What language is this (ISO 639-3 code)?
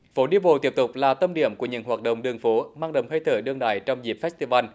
vie